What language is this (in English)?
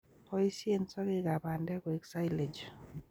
Kalenjin